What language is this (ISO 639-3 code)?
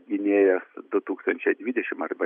lit